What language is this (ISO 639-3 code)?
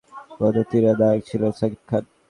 ben